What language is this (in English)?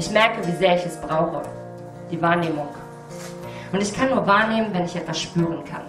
German